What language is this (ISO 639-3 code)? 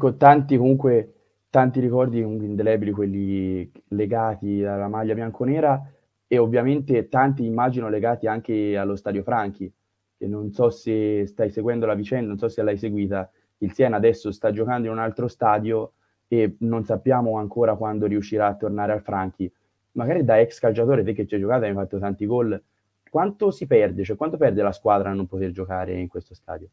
ita